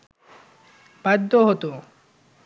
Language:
Bangla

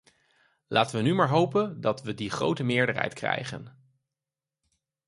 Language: Dutch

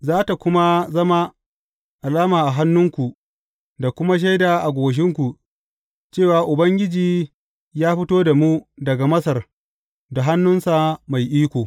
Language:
Hausa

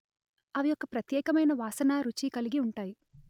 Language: Telugu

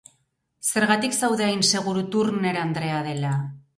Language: Basque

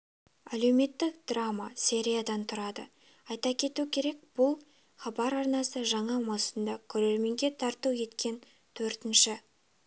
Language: Kazakh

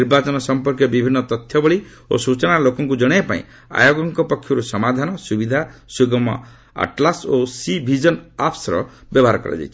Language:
Odia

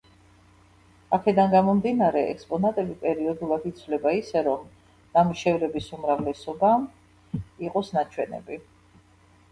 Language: Georgian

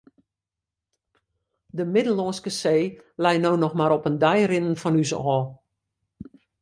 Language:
Western Frisian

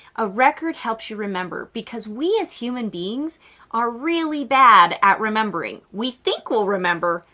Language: English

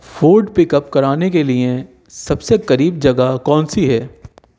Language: Urdu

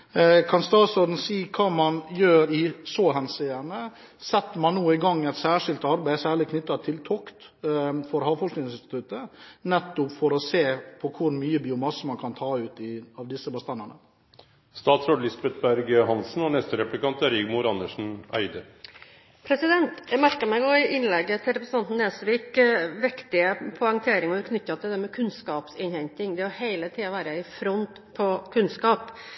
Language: Norwegian Bokmål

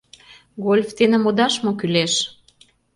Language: Mari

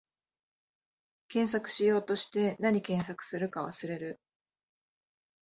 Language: Japanese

